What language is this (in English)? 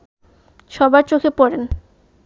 Bangla